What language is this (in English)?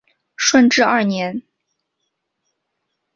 Chinese